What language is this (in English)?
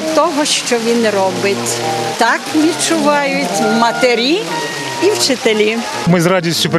Ukrainian